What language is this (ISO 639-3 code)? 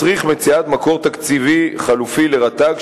heb